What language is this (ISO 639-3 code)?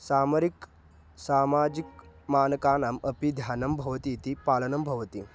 san